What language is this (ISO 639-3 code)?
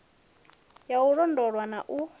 ven